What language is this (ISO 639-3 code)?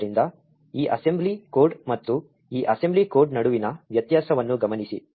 kan